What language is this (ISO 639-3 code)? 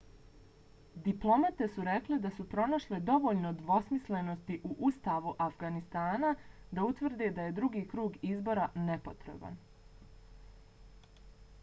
bos